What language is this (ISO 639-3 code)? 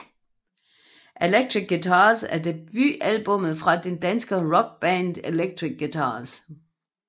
dan